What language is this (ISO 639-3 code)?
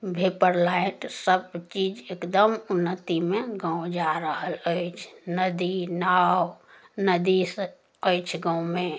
mai